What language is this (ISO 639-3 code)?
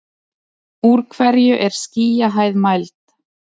isl